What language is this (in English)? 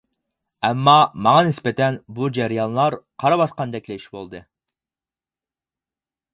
Uyghur